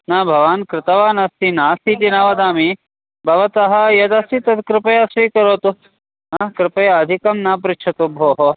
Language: Sanskrit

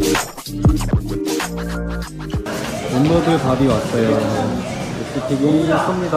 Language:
Korean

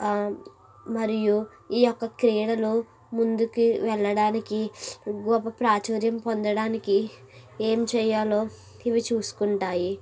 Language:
Telugu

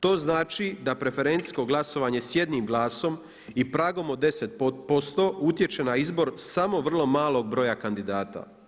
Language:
Croatian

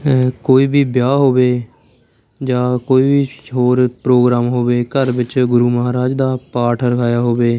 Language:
Punjabi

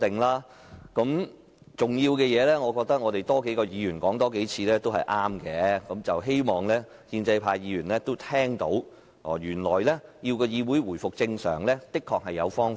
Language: Cantonese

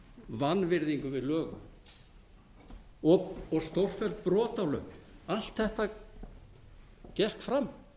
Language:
Icelandic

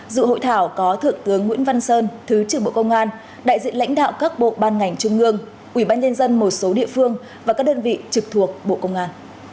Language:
Vietnamese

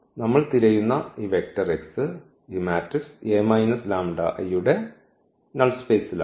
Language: Malayalam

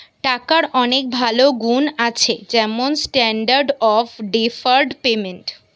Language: Bangla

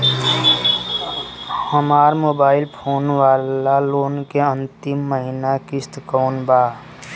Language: Bhojpuri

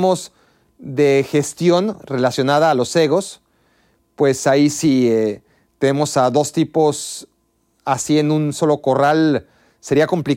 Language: Spanish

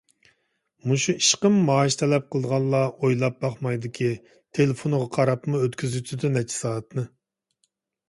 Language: Uyghur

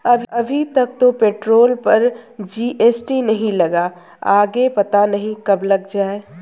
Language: Hindi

